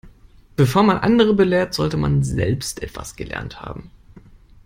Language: German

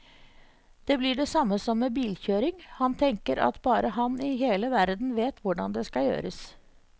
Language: Norwegian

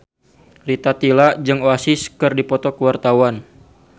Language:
Sundanese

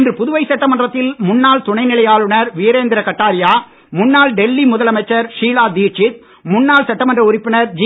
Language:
Tamil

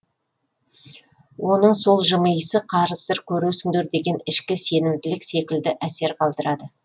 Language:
Kazakh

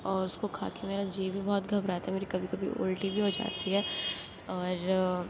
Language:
Urdu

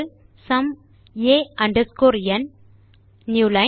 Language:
Tamil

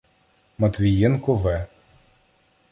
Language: Ukrainian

